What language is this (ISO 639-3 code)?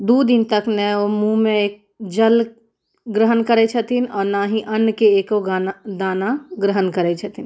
mai